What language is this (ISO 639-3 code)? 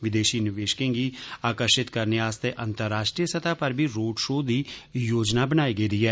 doi